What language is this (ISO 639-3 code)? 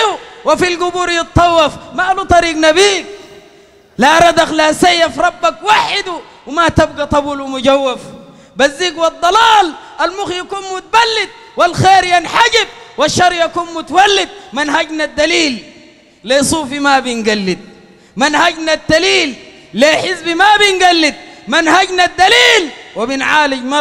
ara